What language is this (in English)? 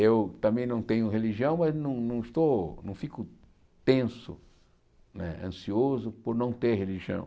Portuguese